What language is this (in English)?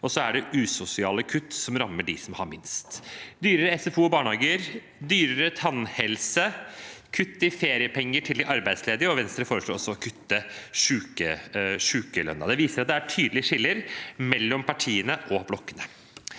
Norwegian